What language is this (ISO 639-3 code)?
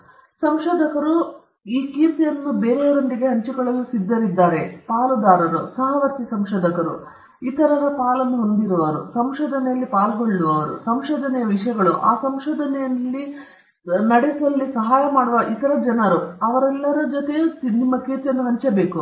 kan